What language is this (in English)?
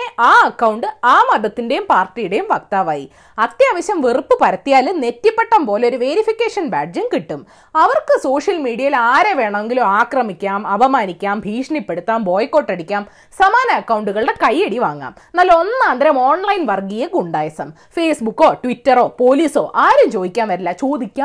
Malayalam